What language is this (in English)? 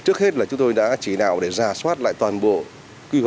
Vietnamese